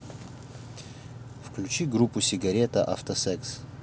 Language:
Russian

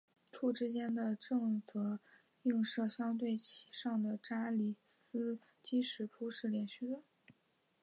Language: Chinese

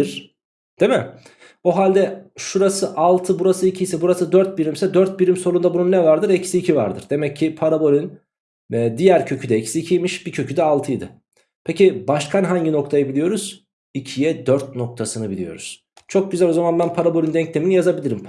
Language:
Turkish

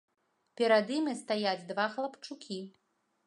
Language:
Belarusian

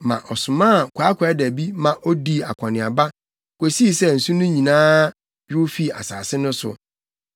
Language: Akan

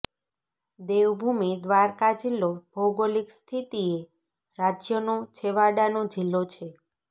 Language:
Gujarati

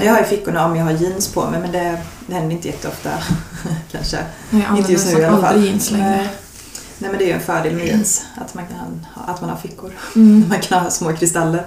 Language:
Swedish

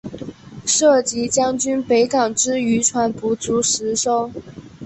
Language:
Chinese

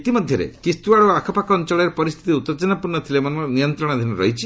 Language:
Odia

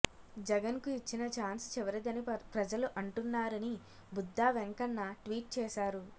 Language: Telugu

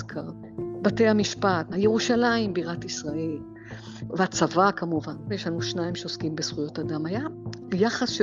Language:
Hebrew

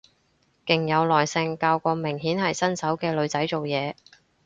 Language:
Cantonese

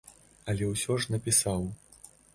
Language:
Belarusian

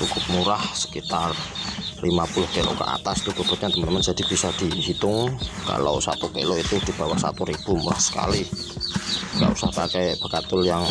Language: Indonesian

